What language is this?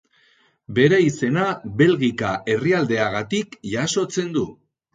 Basque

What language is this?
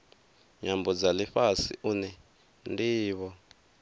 Venda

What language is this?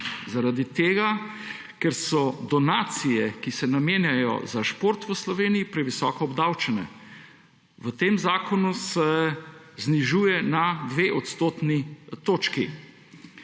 Slovenian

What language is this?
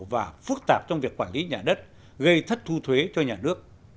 Vietnamese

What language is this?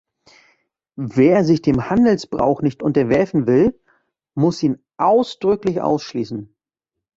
German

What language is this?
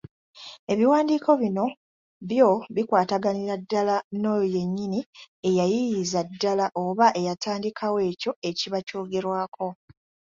Ganda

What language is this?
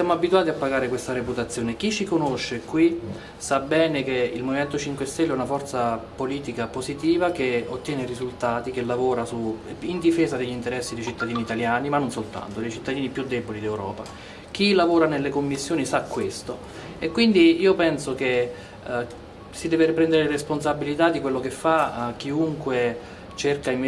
Italian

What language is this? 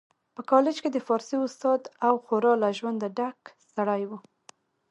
Pashto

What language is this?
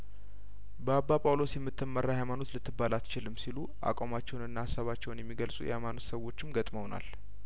Amharic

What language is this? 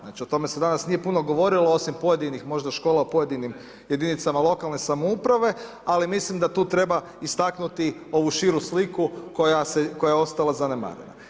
Croatian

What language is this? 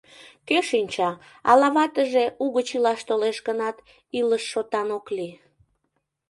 Mari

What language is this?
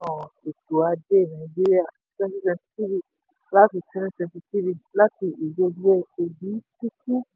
Yoruba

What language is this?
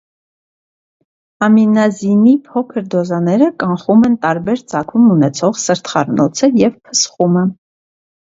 Armenian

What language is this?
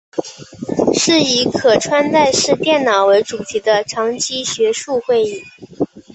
Chinese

